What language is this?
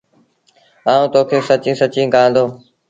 Sindhi Bhil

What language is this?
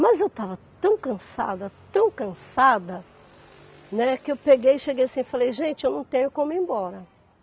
Portuguese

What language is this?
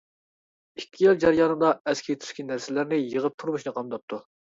Uyghur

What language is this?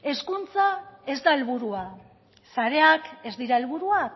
Basque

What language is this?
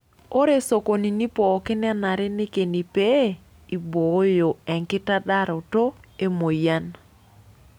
Masai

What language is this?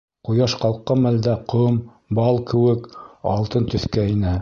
Bashkir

